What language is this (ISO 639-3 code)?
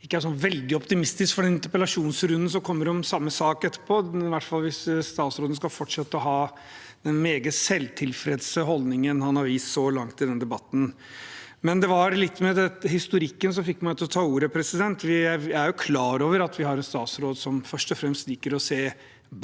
nor